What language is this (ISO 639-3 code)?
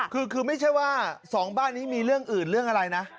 tha